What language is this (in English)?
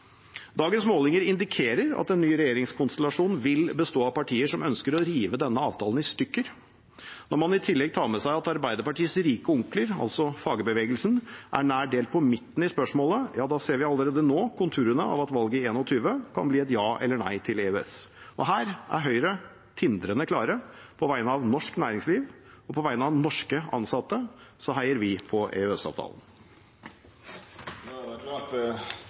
Norwegian